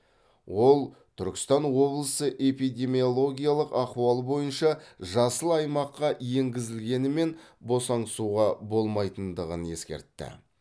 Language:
Kazakh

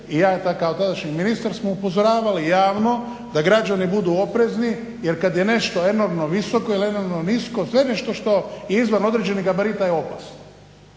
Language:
Croatian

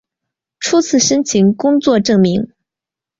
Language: Chinese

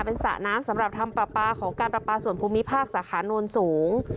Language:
Thai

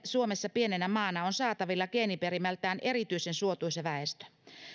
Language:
Finnish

